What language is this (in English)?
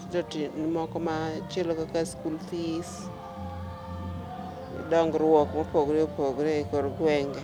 Luo (Kenya and Tanzania)